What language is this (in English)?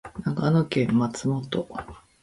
Japanese